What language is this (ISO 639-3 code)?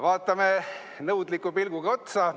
est